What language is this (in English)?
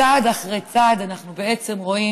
Hebrew